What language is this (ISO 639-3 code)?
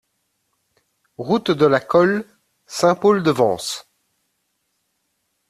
fra